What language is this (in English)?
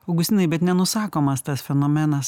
Lithuanian